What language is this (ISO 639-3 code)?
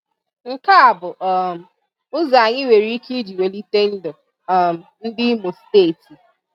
ibo